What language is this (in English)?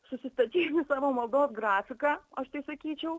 Lithuanian